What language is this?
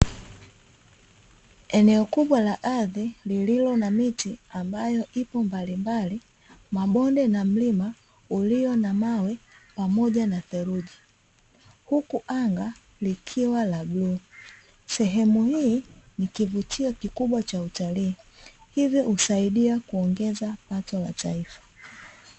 Swahili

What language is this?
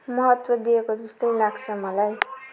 Nepali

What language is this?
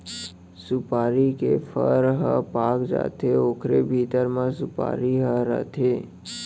Chhattisgarhi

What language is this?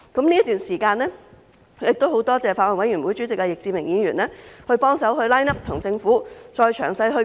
Cantonese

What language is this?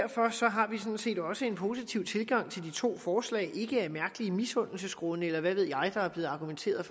Danish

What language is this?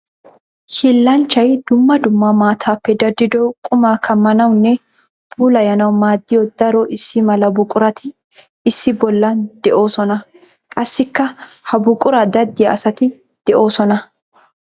Wolaytta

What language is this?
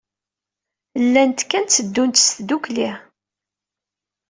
Kabyle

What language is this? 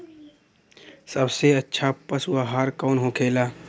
Bhojpuri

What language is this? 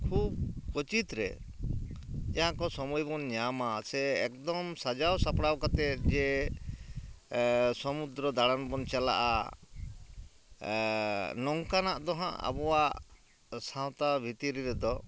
Santali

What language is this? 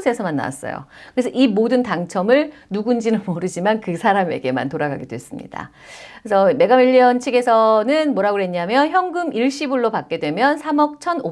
Korean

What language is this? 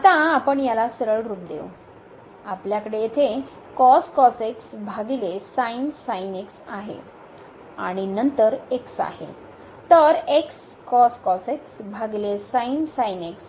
Marathi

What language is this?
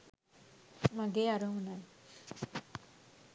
Sinhala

